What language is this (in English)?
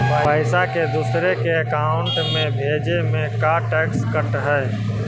Magahi